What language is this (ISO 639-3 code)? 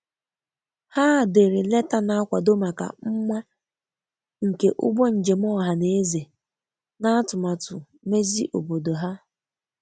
ibo